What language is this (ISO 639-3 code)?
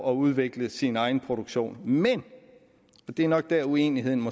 dan